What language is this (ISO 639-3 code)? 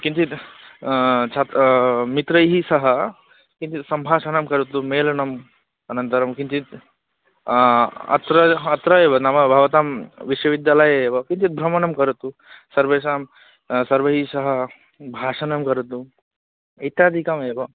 san